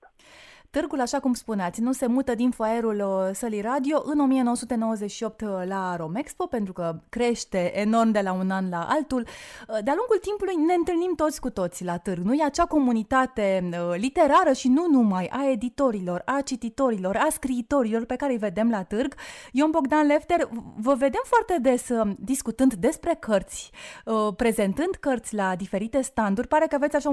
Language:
Romanian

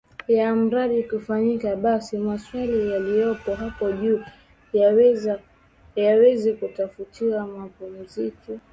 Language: Swahili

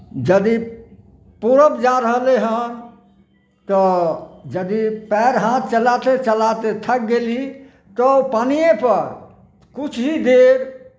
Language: Maithili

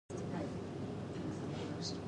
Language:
Chinese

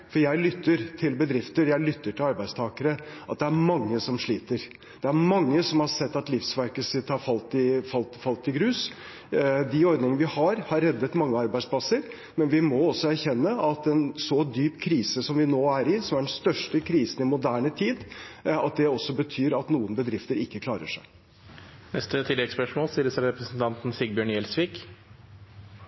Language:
Norwegian Bokmål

